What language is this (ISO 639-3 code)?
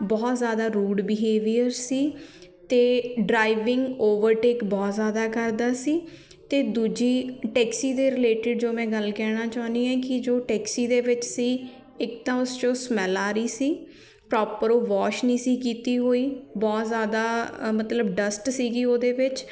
pan